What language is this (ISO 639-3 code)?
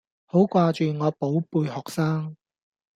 yue